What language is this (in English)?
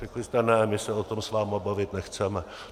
Czech